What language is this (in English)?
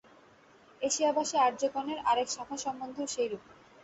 Bangla